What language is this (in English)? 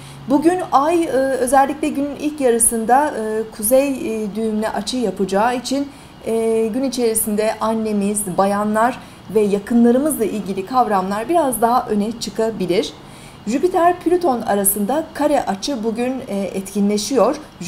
Turkish